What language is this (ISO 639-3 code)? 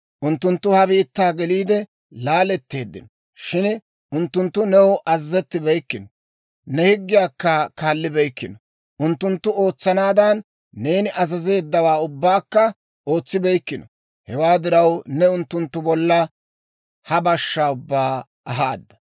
dwr